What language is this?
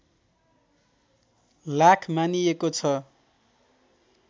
Nepali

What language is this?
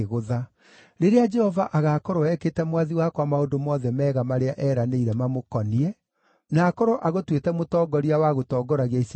Kikuyu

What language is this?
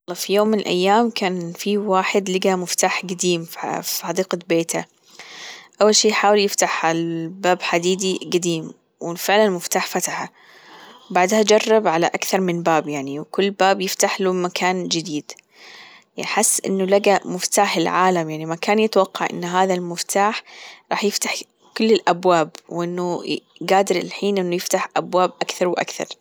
Gulf Arabic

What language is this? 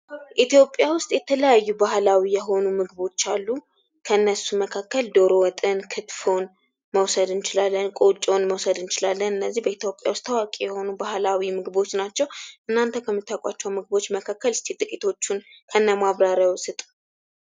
Amharic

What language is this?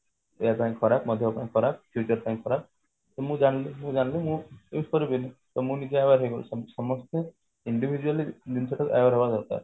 Odia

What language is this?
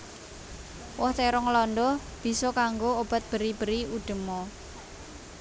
Javanese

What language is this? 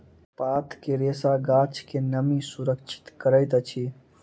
Maithili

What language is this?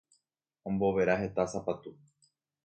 Guarani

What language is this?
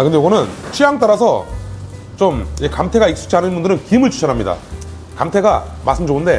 Korean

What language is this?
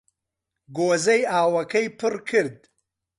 Central Kurdish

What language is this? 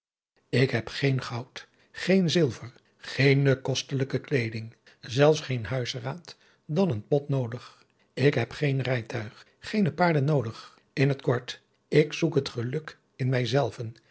Dutch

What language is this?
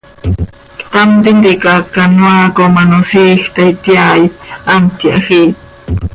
Seri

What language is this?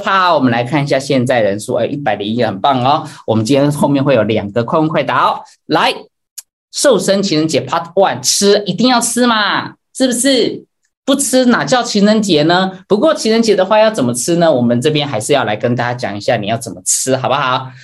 Chinese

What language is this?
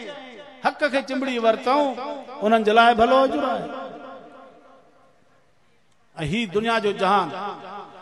Hindi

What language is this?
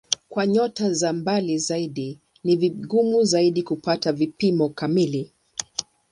Swahili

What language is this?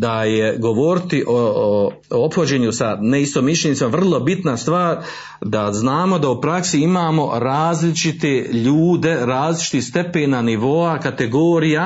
Croatian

